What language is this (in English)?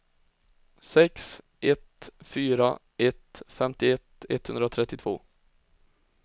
Swedish